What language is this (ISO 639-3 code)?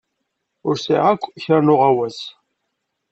kab